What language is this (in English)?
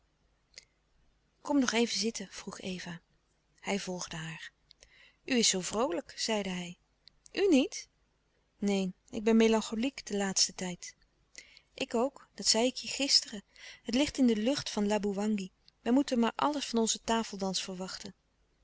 Dutch